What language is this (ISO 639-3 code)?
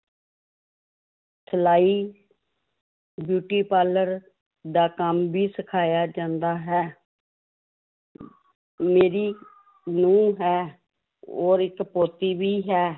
pan